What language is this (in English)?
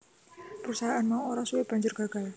Javanese